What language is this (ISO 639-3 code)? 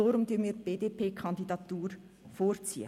gsw